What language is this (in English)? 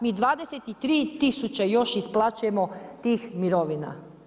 Croatian